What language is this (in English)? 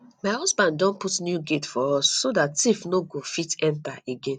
Nigerian Pidgin